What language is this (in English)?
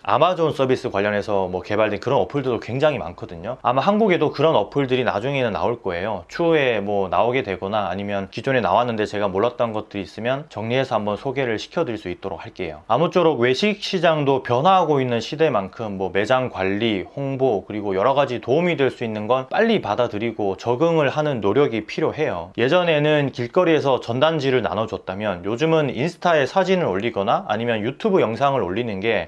Korean